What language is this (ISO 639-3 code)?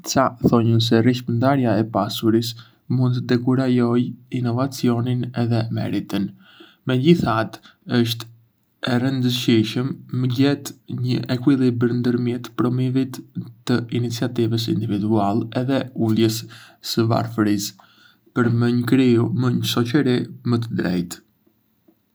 aae